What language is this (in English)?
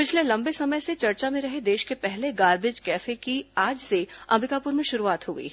Hindi